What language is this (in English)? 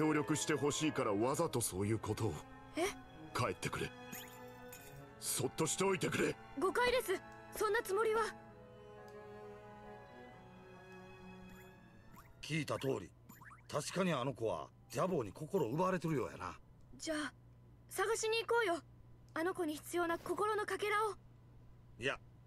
Italian